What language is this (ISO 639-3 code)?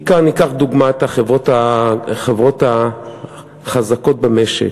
heb